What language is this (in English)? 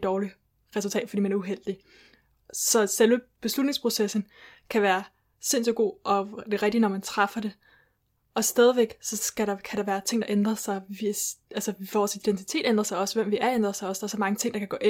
Danish